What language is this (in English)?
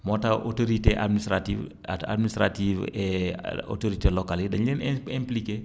Wolof